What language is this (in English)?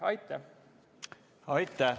Estonian